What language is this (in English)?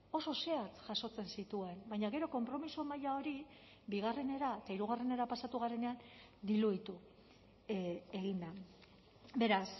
Basque